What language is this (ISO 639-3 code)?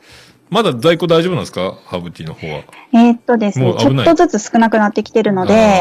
jpn